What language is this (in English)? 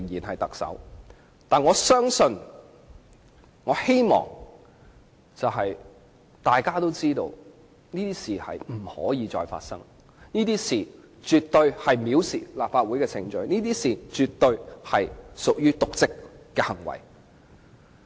Cantonese